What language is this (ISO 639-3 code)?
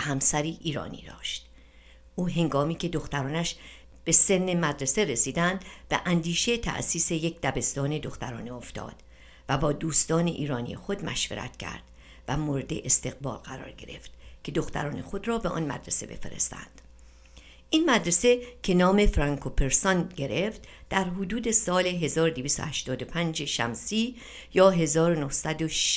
fas